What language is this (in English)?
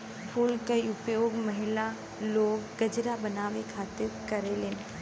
Bhojpuri